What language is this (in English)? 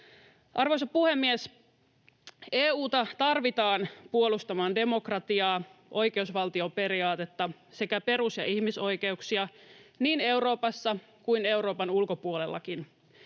Finnish